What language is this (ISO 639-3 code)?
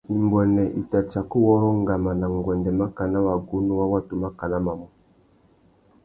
bag